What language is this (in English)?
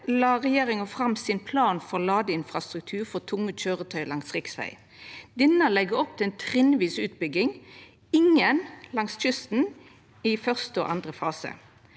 Norwegian